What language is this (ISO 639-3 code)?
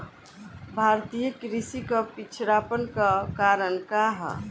bho